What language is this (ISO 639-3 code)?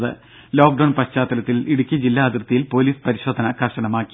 mal